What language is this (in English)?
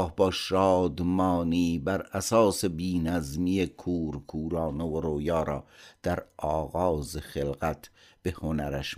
Persian